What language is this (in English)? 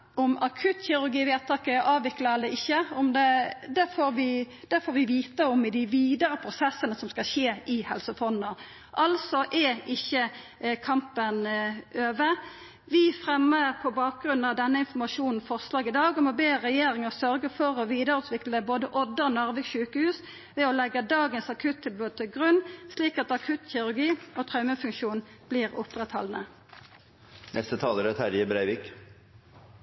Norwegian Nynorsk